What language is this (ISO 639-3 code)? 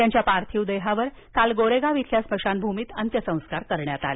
mar